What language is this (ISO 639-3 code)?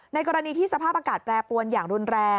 tha